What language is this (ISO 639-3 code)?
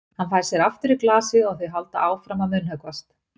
isl